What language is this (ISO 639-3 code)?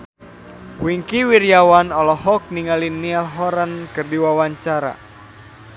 sun